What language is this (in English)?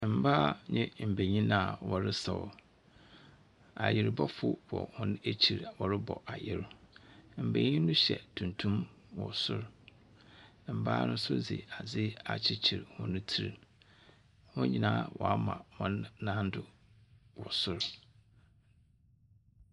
Akan